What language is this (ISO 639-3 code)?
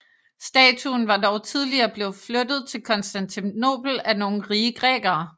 dan